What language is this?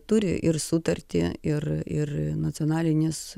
Lithuanian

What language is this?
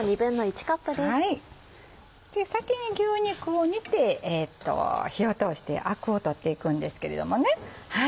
Japanese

